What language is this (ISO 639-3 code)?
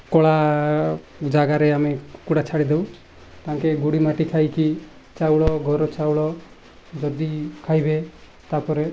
ori